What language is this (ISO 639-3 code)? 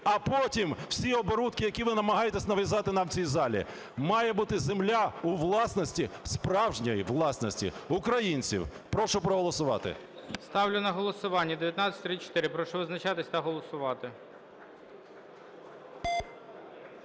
ukr